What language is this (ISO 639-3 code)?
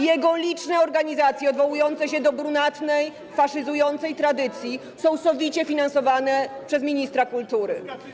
pol